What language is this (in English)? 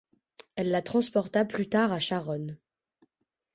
French